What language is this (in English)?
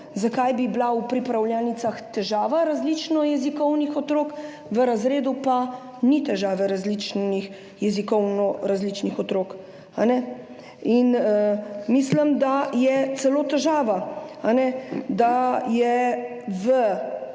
Slovenian